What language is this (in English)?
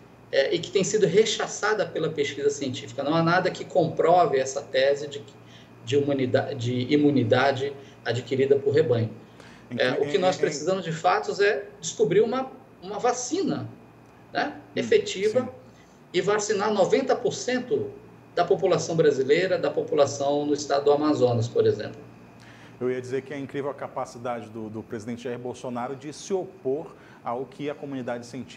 Portuguese